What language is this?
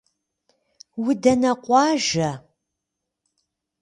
Kabardian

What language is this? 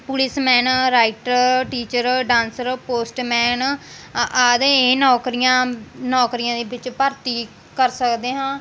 Punjabi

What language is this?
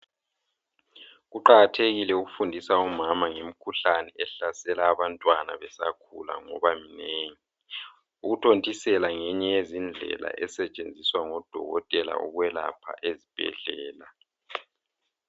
North Ndebele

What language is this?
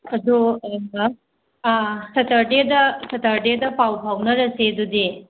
Manipuri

